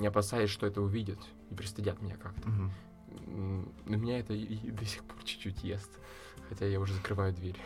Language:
Russian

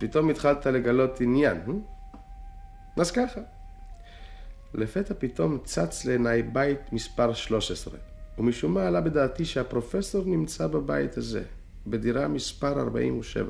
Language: Hebrew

